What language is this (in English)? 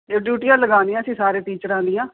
Punjabi